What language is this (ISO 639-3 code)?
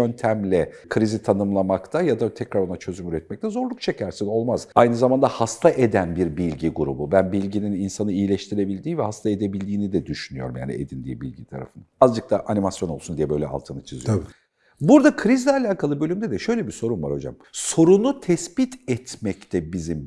tur